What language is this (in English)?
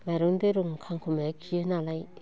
Bodo